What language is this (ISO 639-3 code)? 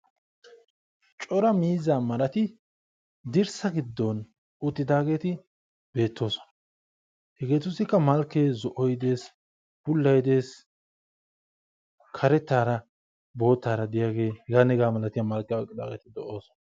wal